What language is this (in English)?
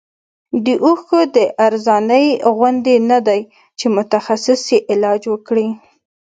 Pashto